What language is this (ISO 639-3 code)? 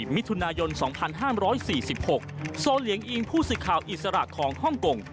tha